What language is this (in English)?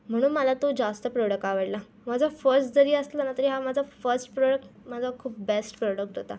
Marathi